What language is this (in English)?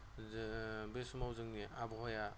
Bodo